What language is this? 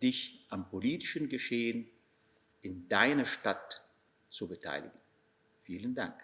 German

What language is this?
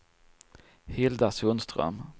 Swedish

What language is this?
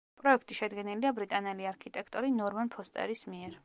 Georgian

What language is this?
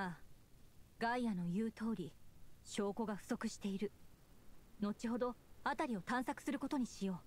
Japanese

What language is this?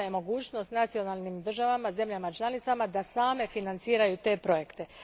Croatian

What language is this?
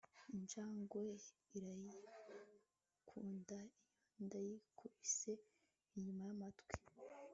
Kinyarwanda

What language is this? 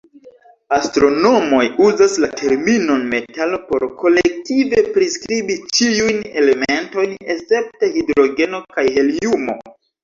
Esperanto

